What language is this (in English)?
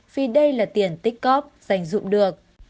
Vietnamese